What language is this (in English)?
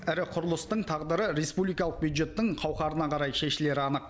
Kazakh